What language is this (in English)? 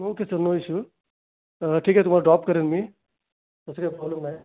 Marathi